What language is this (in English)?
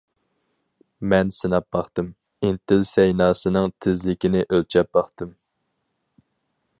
Uyghur